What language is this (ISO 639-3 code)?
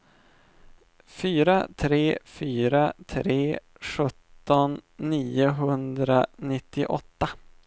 swe